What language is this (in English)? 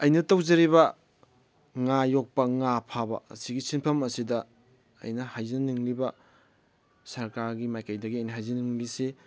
Manipuri